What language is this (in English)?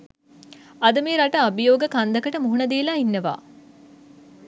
Sinhala